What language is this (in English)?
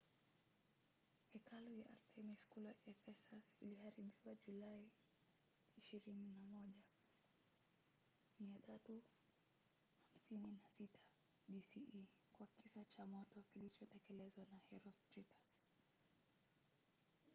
Swahili